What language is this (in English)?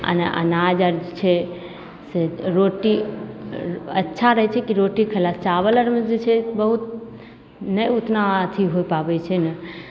Maithili